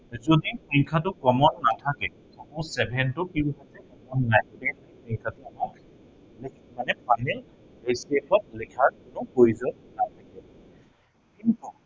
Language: Assamese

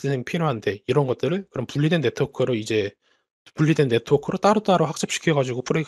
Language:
Korean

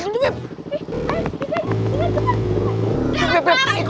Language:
Indonesian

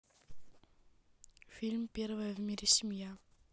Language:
Russian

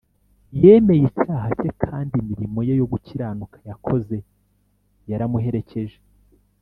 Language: Kinyarwanda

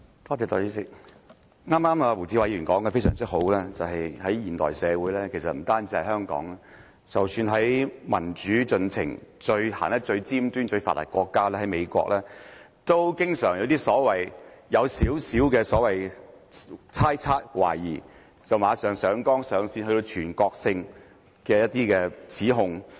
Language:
Cantonese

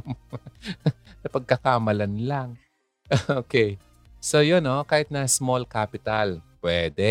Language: Filipino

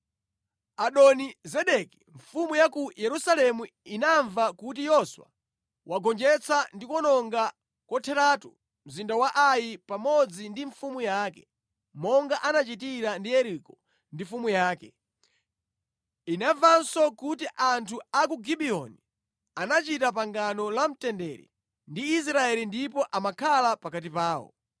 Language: Nyanja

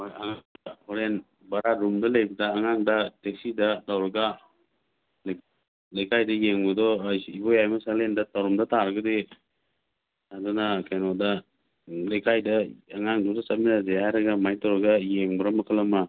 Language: Manipuri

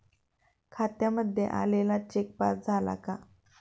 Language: Marathi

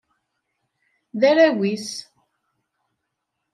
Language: Kabyle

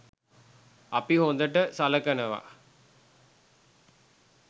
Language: Sinhala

